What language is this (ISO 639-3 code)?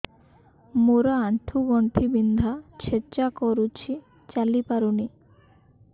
ori